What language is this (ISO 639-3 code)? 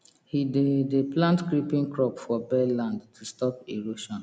pcm